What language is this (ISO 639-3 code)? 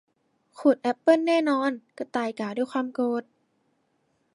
tha